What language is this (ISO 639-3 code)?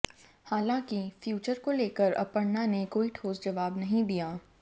hin